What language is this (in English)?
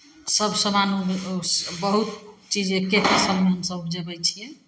Maithili